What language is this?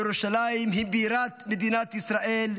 Hebrew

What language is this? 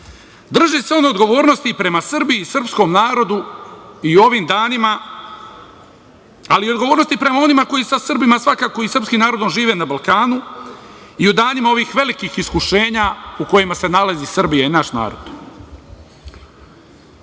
Serbian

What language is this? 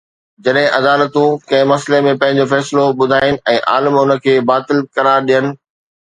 Sindhi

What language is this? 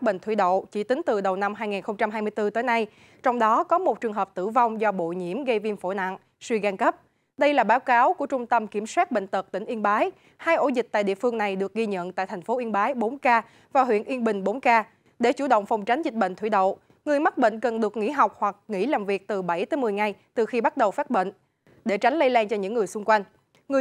Vietnamese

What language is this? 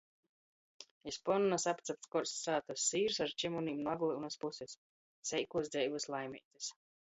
Latgalian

